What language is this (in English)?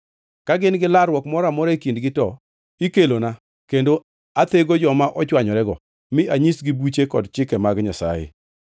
Luo (Kenya and Tanzania)